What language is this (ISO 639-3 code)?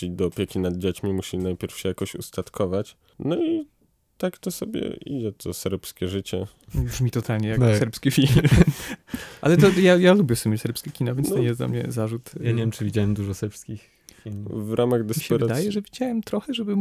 pol